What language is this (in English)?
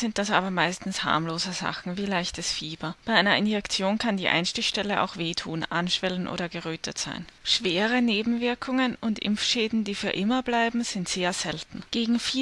German